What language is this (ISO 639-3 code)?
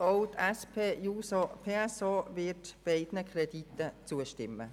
gsw